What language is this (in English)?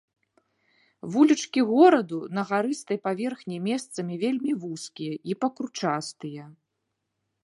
Belarusian